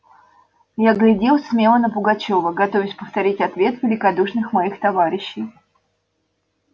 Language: Russian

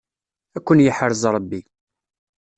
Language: Kabyle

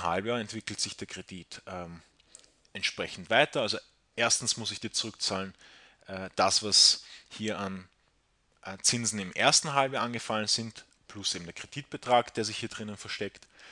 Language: German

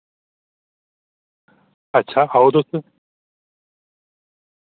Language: Dogri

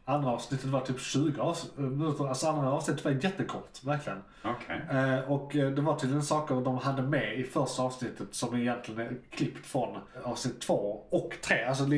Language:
Swedish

